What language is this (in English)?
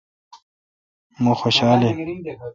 Kalkoti